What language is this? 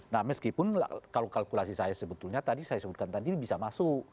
Indonesian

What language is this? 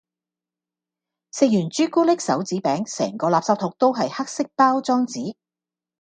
Cantonese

